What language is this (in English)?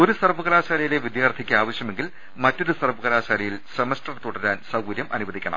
Malayalam